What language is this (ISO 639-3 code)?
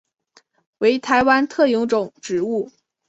zho